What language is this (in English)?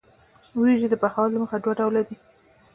Pashto